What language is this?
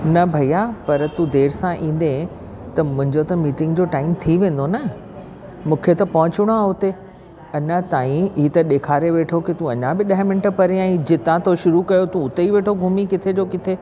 Sindhi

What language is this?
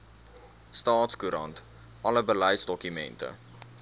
Afrikaans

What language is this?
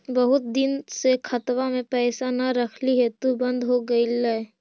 Magahi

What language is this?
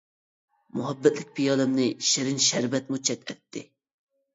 Uyghur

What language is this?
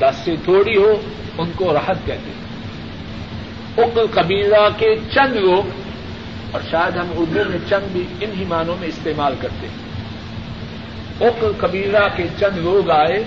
Urdu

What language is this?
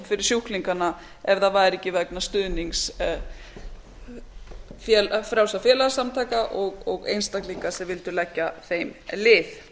Icelandic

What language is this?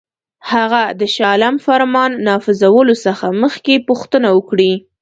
Pashto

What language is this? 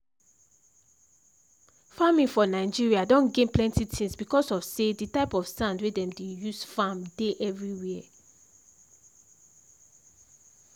Nigerian Pidgin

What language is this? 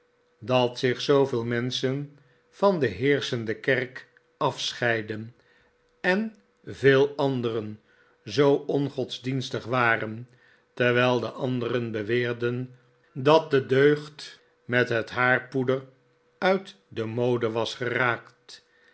Dutch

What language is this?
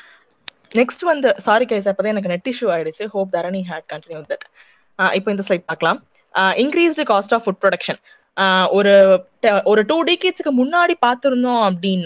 Tamil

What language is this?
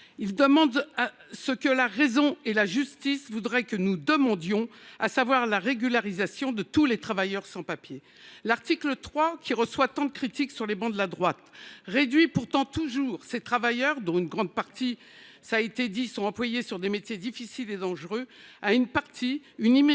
French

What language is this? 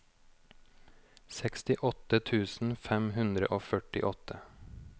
Norwegian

